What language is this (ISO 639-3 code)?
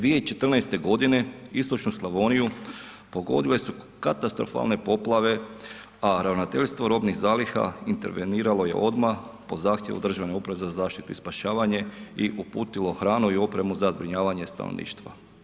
hrv